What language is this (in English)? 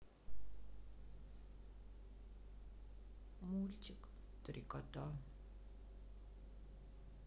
Russian